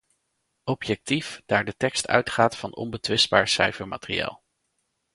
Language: Dutch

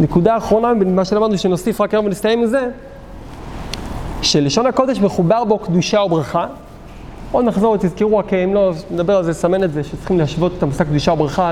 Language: Hebrew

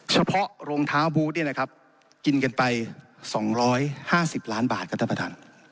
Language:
Thai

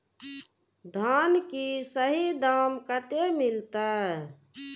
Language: Maithili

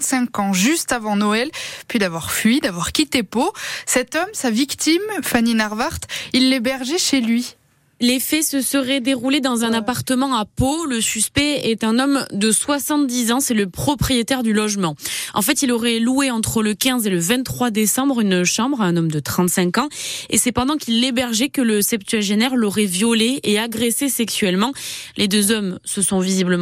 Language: French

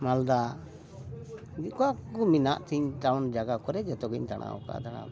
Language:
Santali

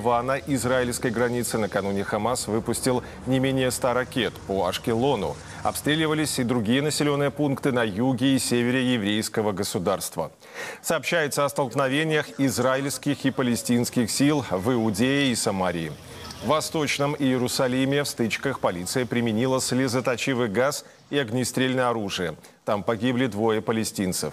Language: Russian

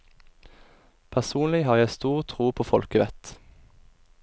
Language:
Norwegian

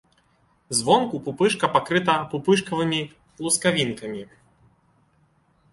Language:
Belarusian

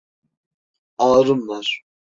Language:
Turkish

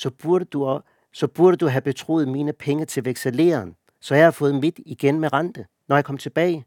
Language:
Danish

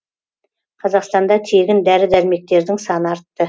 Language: Kazakh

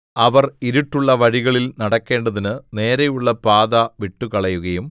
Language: Malayalam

